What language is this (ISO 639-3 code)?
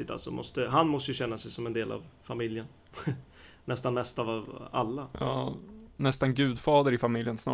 swe